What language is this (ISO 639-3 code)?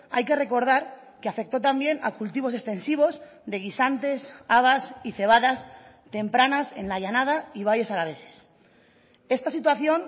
spa